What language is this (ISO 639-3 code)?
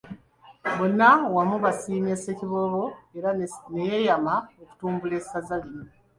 lug